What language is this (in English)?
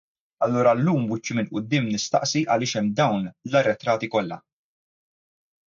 Maltese